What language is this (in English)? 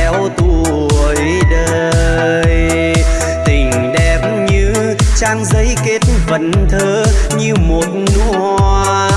Vietnamese